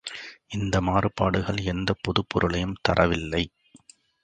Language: Tamil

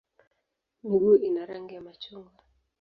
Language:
Swahili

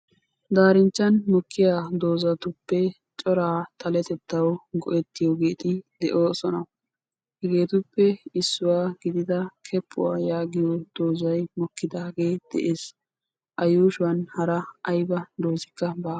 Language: Wolaytta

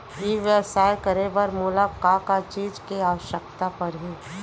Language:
Chhattisgarhi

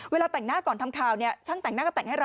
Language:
Thai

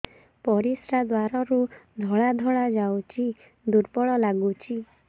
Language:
Odia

